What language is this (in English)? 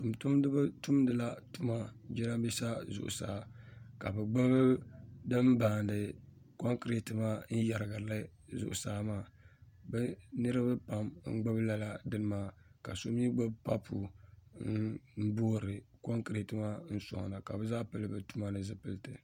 Dagbani